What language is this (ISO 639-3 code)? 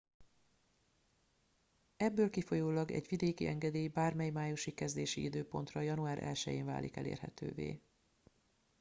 hun